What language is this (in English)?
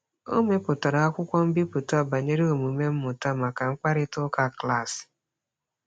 Igbo